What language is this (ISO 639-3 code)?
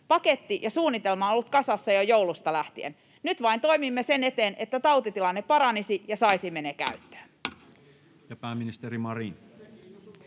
fin